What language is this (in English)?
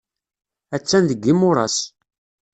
Kabyle